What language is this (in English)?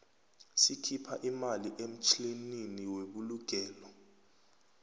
South Ndebele